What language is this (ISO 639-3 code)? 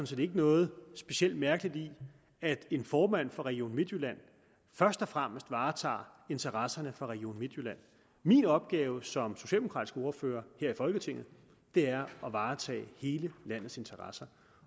dan